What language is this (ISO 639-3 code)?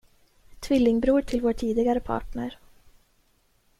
swe